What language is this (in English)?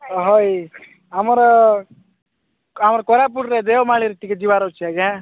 Odia